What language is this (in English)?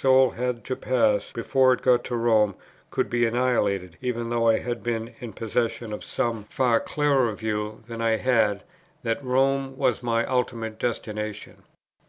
English